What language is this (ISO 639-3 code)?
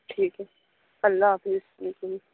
urd